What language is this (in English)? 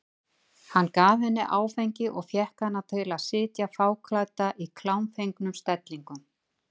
Icelandic